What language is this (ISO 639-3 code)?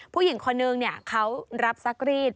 tha